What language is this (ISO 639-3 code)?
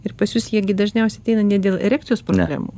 lit